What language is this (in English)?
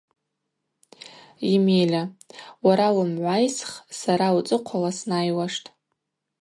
Abaza